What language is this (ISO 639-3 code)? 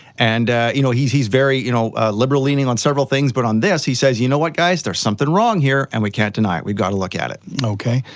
eng